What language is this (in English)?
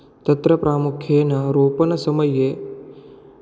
Sanskrit